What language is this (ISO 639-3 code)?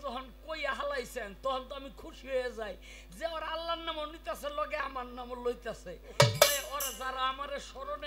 ara